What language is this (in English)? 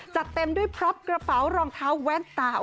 Thai